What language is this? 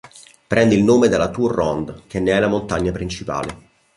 Italian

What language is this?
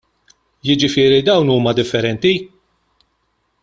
Maltese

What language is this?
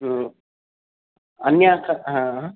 Sanskrit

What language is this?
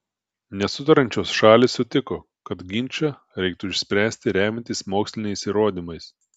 Lithuanian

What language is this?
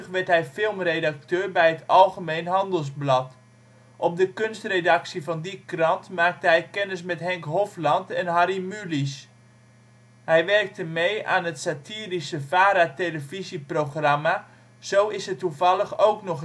Dutch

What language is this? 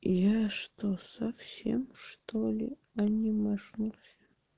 Russian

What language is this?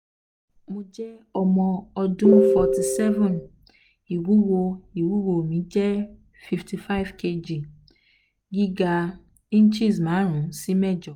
Yoruba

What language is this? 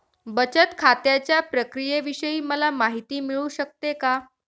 Marathi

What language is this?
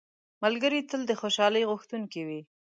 Pashto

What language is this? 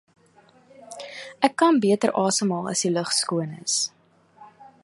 Afrikaans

